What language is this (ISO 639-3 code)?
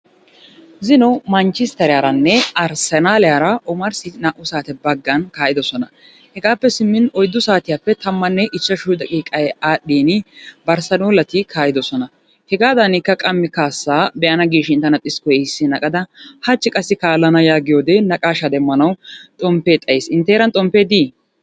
wal